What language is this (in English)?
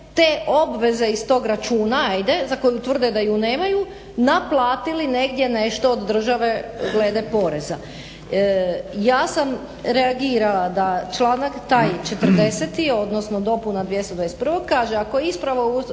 Croatian